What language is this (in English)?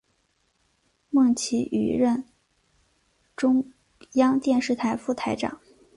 Chinese